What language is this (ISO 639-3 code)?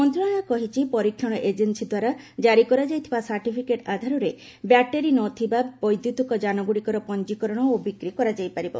ori